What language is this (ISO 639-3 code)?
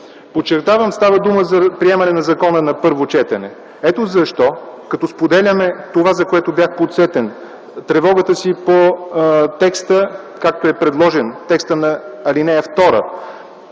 bul